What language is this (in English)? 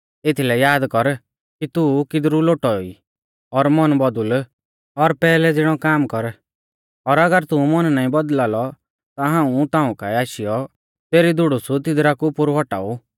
Mahasu Pahari